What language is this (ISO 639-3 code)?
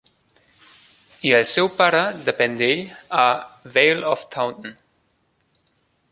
cat